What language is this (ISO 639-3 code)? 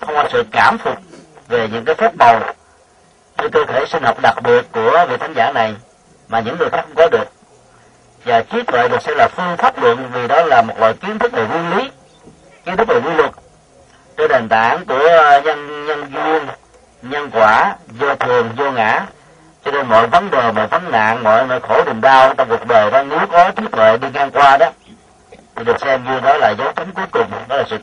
vie